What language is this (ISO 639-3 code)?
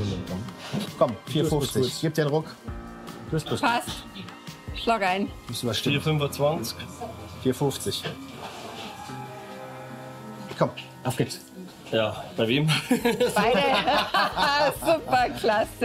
deu